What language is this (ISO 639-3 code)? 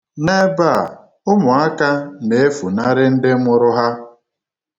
ibo